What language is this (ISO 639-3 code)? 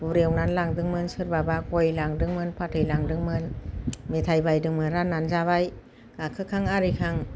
brx